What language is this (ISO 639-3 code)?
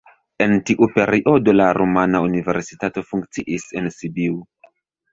epo